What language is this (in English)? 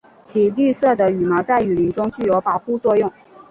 Chinese